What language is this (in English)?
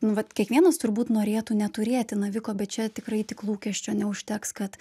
Lithuanian